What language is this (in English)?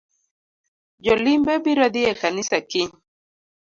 Luo (Kenya and Tanzania)